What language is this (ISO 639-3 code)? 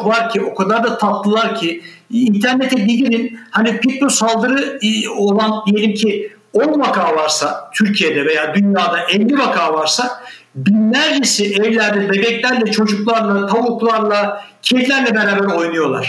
tur